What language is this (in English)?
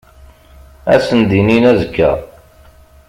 Kabyle